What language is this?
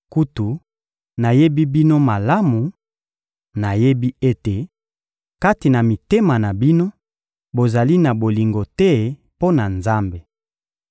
Lingala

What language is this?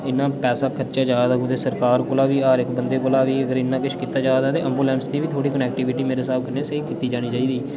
Dogri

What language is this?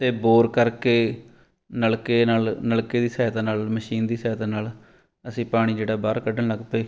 Punjabi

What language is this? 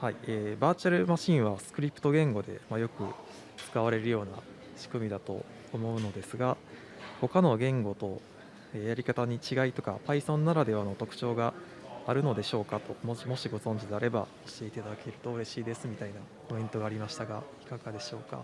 Japanese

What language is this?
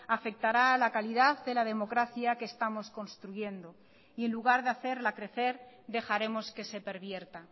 Spanish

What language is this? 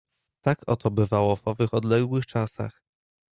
Polish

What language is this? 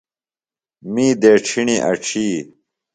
Phalura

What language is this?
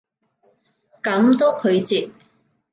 Cantonese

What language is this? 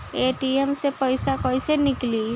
Bhojpuri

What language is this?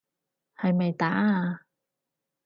Cantonese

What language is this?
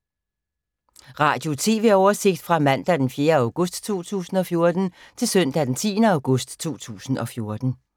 Danish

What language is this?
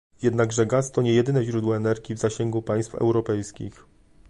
Polish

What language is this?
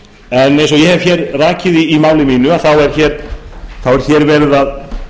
Icelandic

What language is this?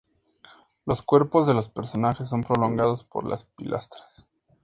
Spanish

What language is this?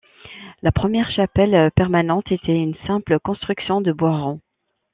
French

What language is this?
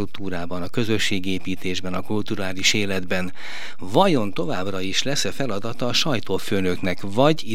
Hungarian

